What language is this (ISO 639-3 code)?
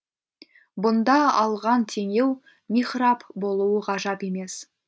kaz